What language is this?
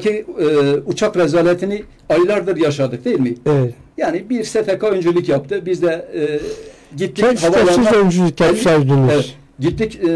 Turkish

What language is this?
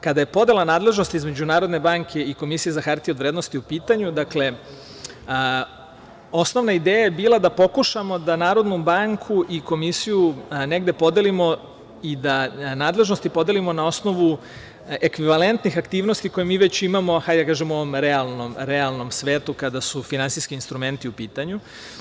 Serbian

